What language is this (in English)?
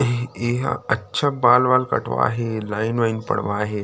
Chhattisgarhi